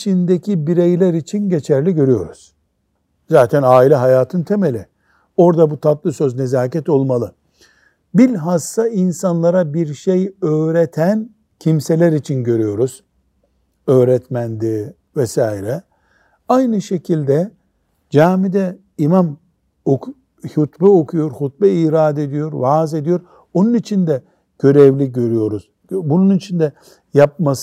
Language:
Turkish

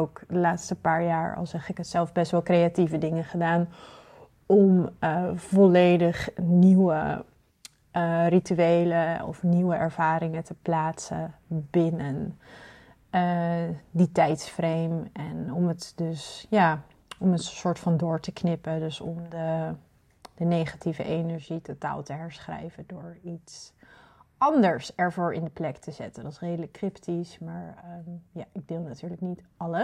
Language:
Dutch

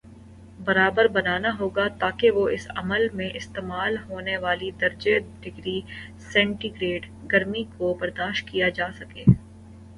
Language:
Urdu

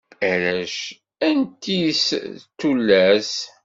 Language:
Kabyle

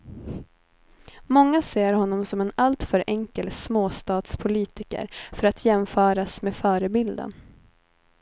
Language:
Swedish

